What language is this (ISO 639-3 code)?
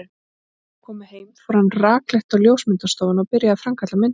isl